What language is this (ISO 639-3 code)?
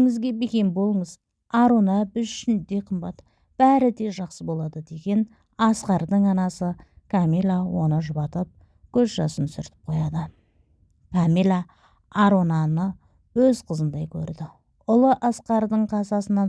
tur